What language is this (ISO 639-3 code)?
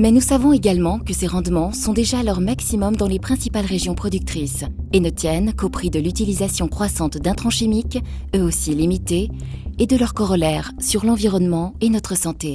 fra